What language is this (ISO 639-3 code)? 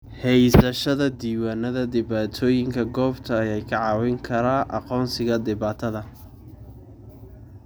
som